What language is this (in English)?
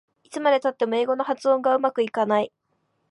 Japanese